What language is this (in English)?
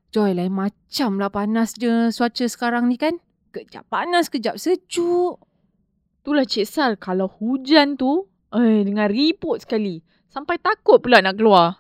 Malay